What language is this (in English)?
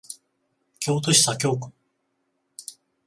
Japanese